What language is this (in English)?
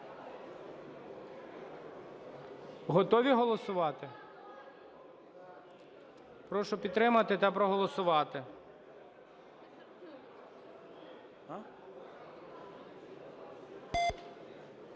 Ukrainian